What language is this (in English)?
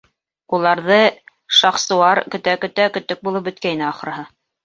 Bashkir